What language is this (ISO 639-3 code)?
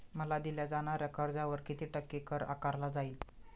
mar